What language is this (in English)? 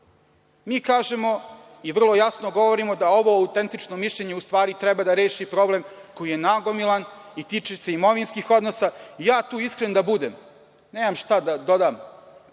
Serbian